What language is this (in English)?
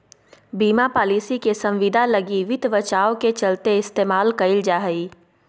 Magahi